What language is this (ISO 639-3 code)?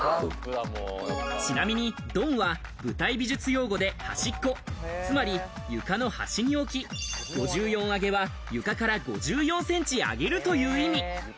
jpn